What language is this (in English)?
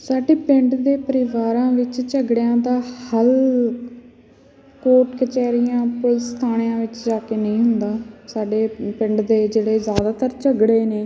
Punjabi